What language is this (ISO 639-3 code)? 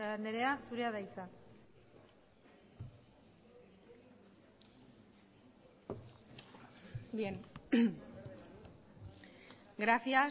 eus